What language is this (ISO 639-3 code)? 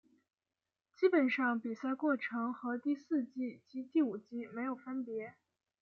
zho